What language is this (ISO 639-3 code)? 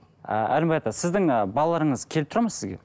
kaz